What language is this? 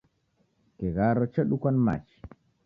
Taita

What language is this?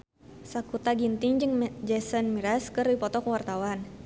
Sundanese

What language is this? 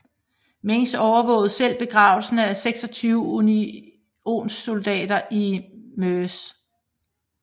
Danish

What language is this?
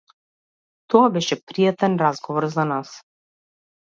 Macedonian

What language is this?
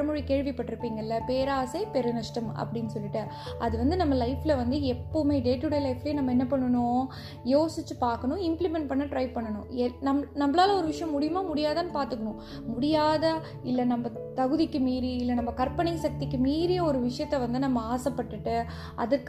Tamil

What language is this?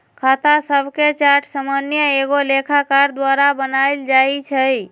Magahi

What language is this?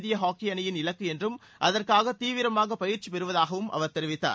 Tamil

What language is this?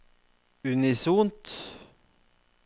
Norwegian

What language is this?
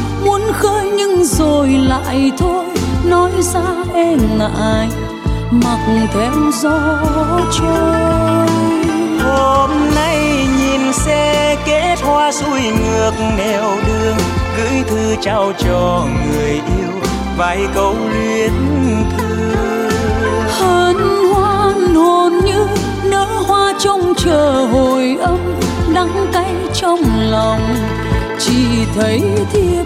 Vietnamese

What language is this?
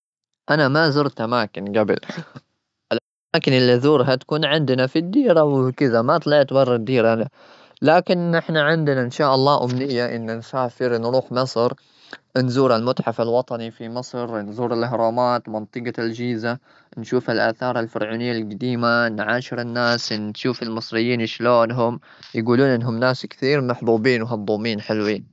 Gulf Arabic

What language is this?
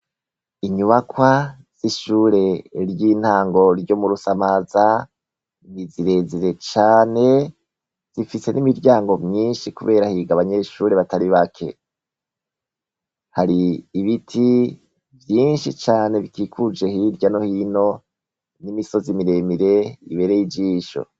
Rundi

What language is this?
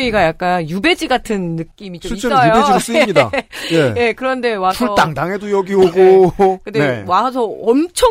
Korean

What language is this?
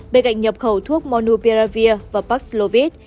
Vietnamese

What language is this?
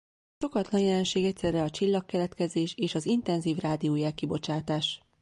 Hungarian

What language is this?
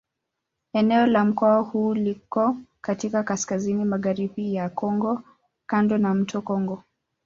Swahili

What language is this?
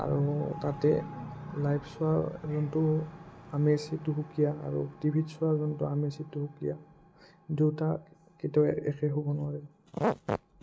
Assamese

